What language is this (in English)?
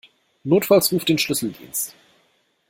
German